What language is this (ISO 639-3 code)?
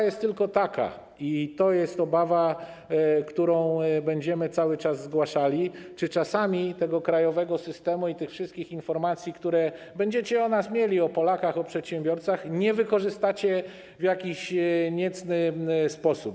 pol